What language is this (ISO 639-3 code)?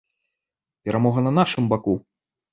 bel